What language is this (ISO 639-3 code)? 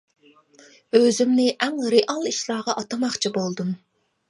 uig